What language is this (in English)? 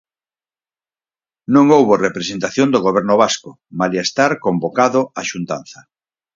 Galician